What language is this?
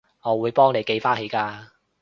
Cantonese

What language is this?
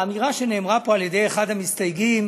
Hebrew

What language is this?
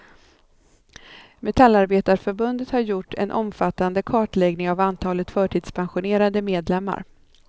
Swedish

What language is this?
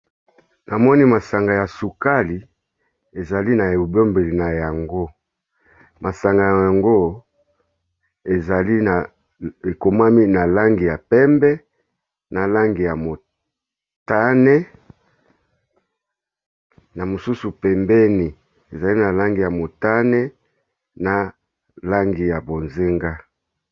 Lingala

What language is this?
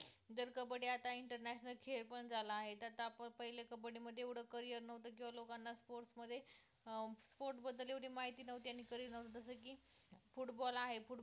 Marathi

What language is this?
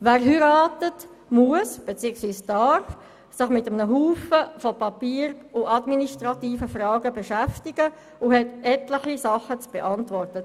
Swiss German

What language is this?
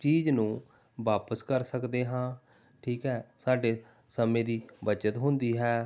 Punjabi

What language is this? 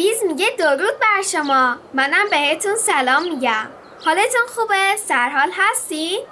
Persian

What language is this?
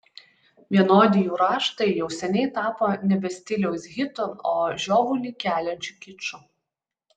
Lithuanian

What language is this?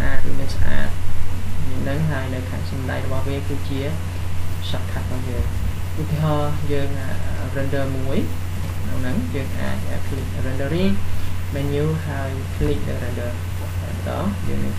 Vietnamese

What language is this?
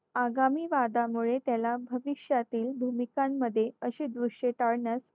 Marathi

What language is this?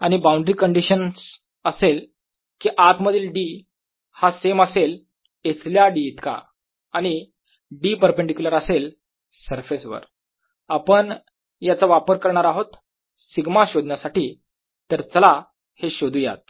Marathi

